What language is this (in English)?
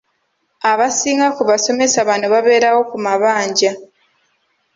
Ganda